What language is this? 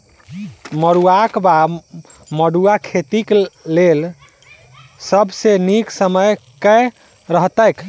Maithili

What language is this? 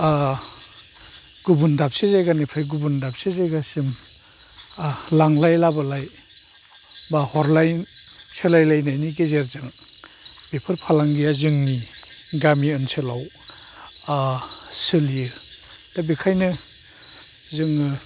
Bodo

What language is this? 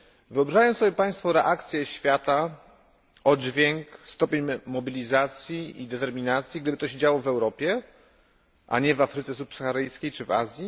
Polish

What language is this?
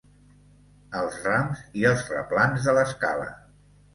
Catalan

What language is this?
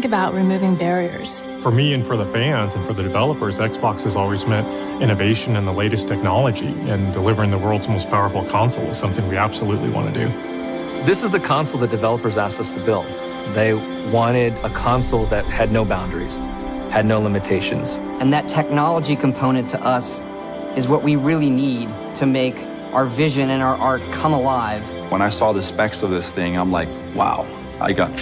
English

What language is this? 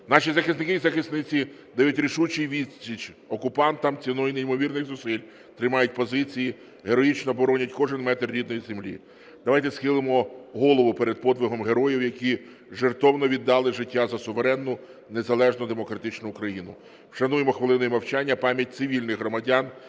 Ukrainian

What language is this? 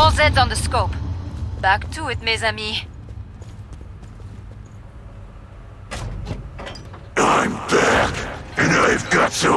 English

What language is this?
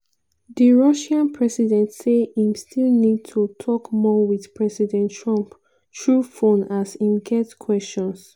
Nigerian Pidgin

